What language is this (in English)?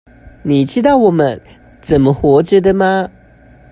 Chinese